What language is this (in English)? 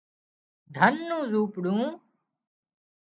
Wadiyara Koli